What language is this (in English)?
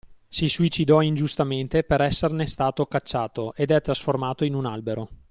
Italian